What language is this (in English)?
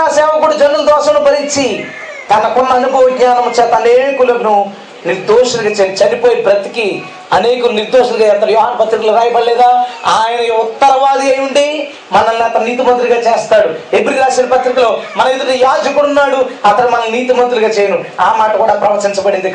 Telugu